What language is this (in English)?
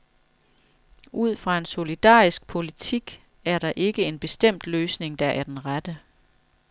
Danish